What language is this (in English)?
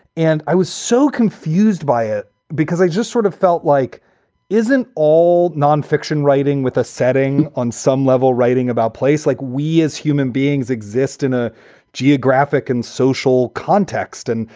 English